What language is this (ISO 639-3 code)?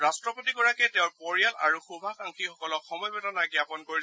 asm